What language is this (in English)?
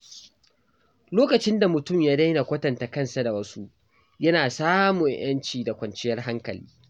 Hausa